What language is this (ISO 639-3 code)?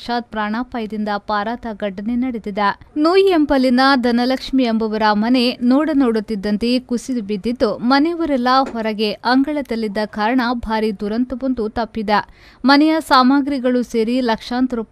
kan